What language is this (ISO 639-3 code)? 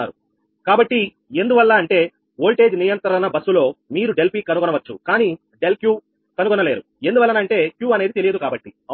tel